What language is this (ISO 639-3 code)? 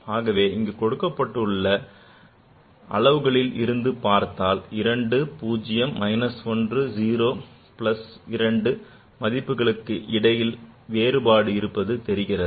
tam